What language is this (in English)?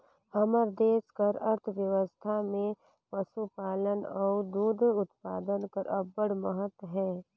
Chhattisgarhi